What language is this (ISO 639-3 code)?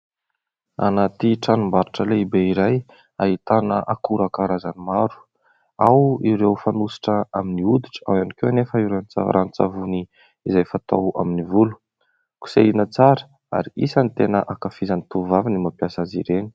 mlg